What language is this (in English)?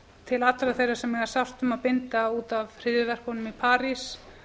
Icelandic